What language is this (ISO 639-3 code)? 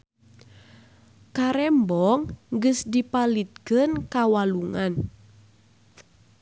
sun